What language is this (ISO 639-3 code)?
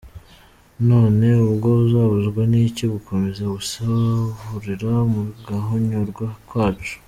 kin